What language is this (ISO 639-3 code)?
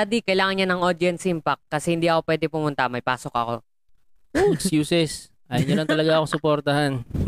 fil